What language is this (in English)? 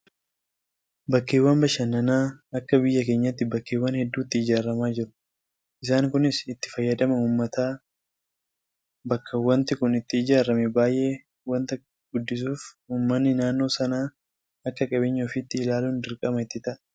Oromo